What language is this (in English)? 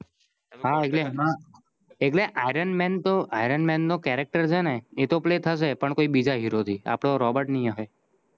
Gujarati